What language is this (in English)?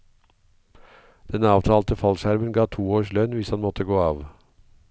Norwegian